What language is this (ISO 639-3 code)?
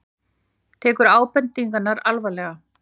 isl